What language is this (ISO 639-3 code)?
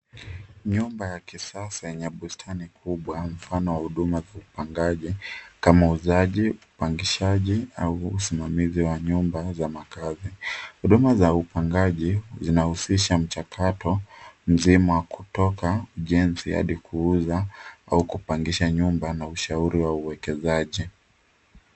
swa